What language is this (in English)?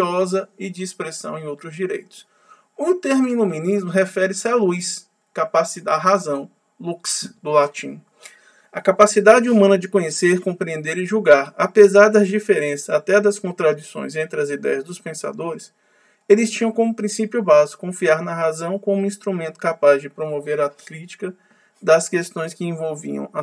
Portuguese